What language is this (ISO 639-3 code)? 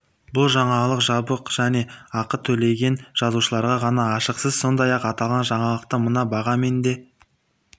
kaz